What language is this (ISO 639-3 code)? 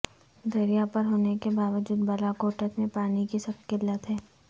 urd